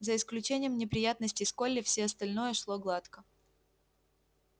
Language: Russian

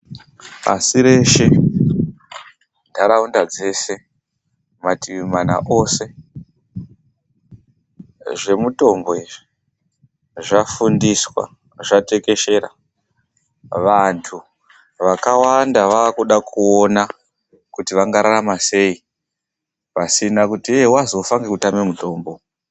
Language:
Ndau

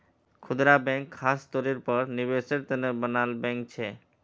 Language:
Magahi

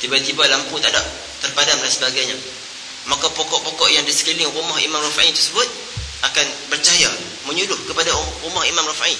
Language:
Malay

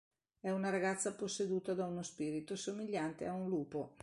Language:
Italian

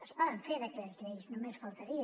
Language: Catalan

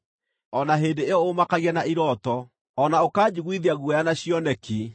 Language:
Kikuyu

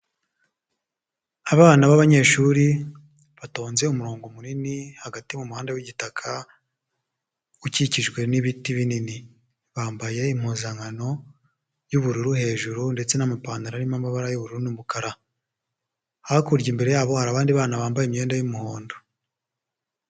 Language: Kinyarwanda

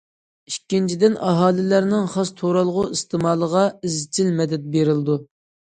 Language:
Uyghur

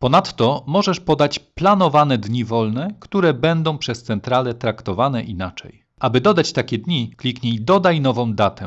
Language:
Polish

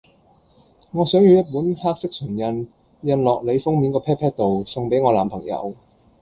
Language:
Cantonese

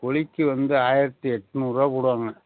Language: Tamil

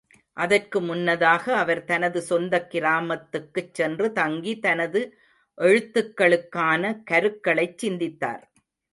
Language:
Tamil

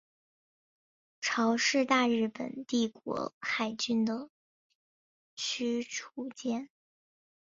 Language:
Chinese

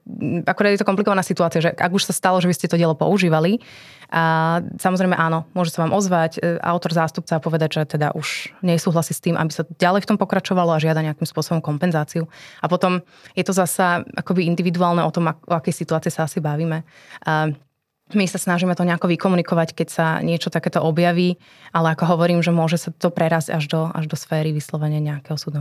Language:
Slovak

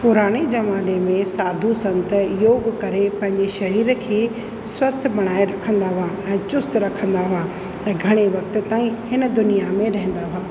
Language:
Sindhi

